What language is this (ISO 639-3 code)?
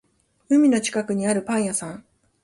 jpn